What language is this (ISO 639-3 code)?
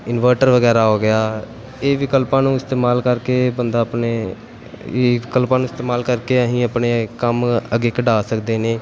pan